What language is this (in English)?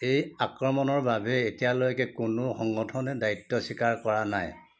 Assamese